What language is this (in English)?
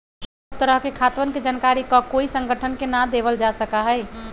Magahi